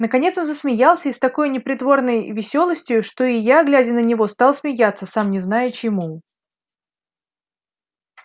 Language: Russian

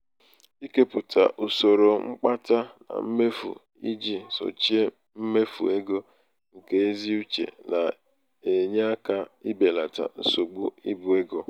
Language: Igbo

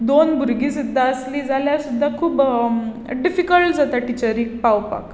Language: Konkani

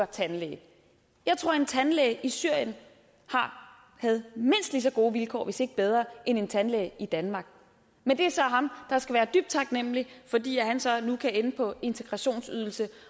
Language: Danish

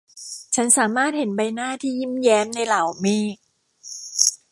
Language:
Thai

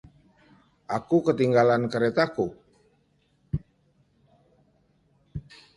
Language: Indonesian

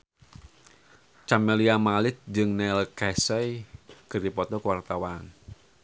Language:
Sundanese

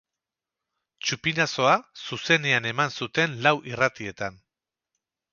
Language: Basque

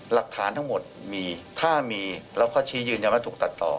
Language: Thai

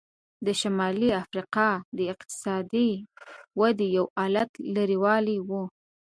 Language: Pashto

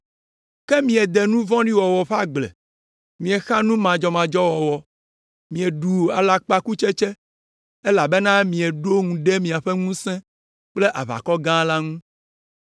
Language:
Ewe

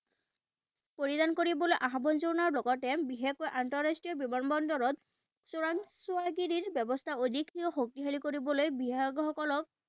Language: Assamese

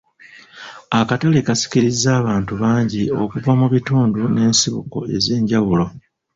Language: Ganda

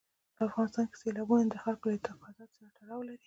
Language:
Pashto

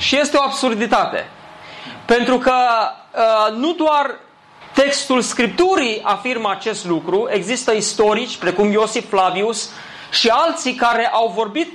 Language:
Romanian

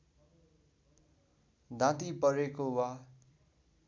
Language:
Nepali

